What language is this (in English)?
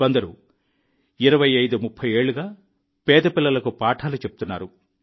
Telugu